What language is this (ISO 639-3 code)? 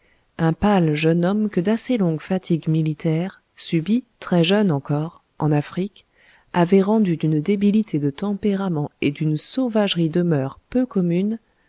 fra